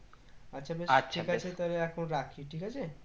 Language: Bangla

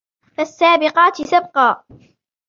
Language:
Arabic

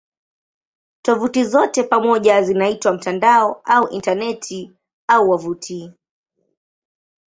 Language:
Swahili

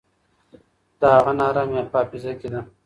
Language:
Pashto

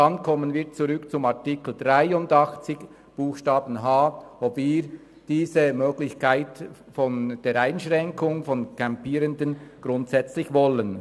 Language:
Swiss German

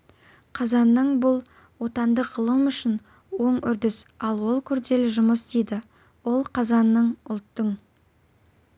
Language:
Kazakh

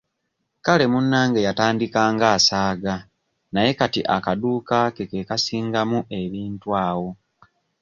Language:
Ganda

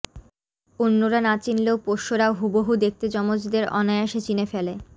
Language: Bangla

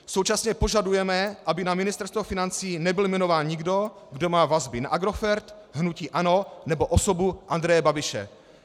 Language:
Czech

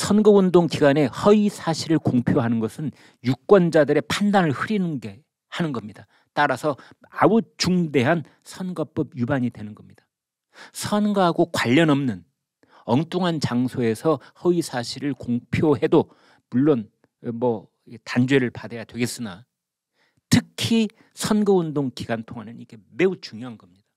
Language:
Korean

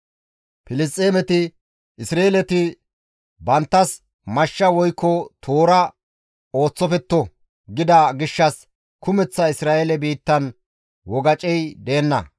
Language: Gamo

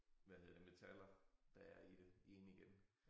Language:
Danish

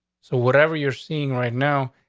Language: English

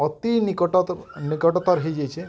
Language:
Odia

